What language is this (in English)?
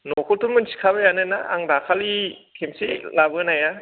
Bodo